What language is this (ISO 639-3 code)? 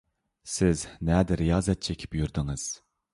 uig